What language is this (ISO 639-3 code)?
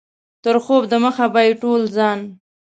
pus